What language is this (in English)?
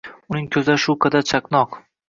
Uzbek